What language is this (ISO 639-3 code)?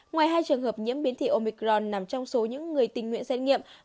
vie